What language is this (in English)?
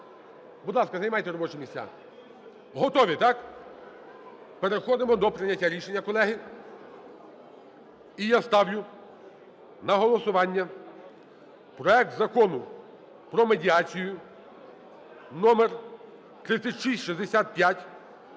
Ukrainian